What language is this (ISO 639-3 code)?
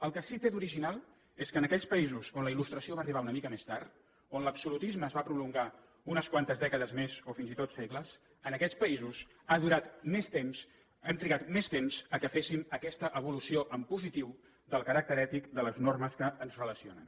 cat